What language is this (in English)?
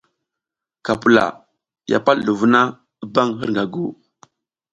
South Giziga